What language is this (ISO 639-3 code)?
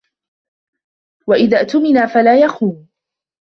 ara